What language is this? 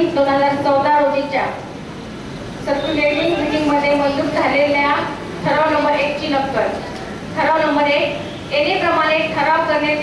Hindi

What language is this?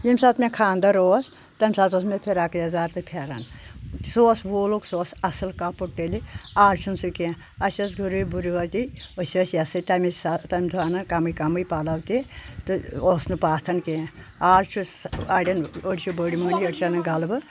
Kashmiri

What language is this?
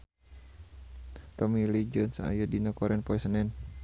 Sundanese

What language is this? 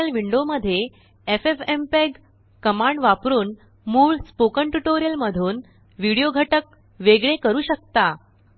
Marathi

